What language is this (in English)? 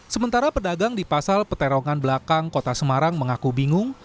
Indonesian